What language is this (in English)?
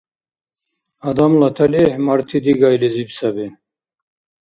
Dargwa